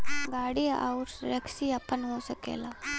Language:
Bhojpuri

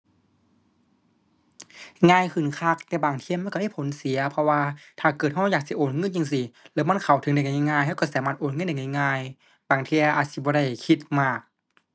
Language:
Thai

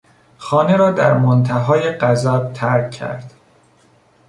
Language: Persian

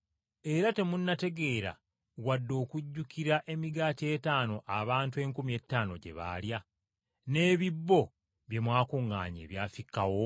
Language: Ganda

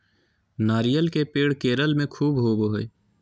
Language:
Magahi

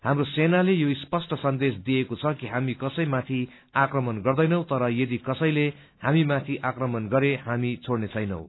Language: Nepali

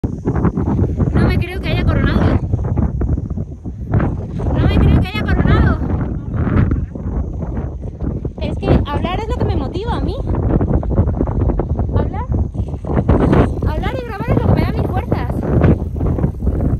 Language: Spanish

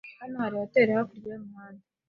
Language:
Kinyarwanda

